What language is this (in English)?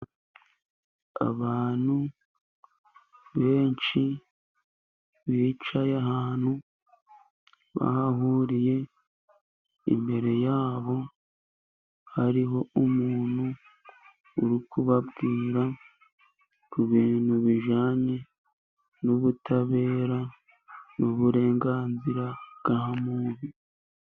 Kinyarwanda